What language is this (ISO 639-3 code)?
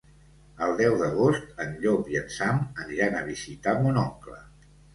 cat